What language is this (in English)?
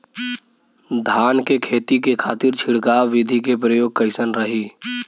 Bhojpuri